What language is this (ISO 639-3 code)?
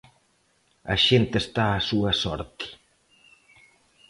glg